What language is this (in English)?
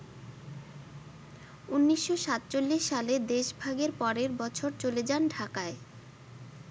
Bangla